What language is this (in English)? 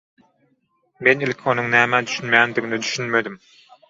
Turkmen